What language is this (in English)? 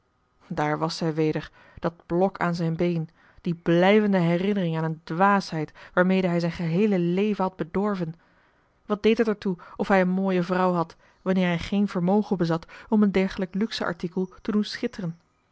Dutch